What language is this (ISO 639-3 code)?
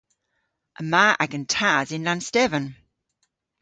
cor